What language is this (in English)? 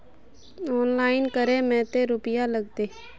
Magahi